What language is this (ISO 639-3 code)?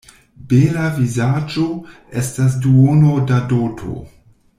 epo